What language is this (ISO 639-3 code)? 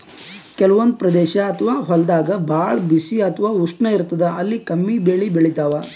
kan